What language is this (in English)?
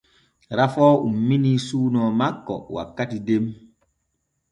Borgu Fulfulde